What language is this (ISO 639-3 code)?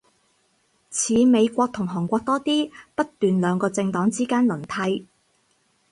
yue